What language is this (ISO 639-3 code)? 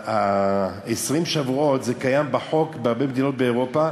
heb